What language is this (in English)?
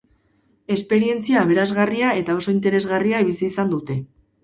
Basque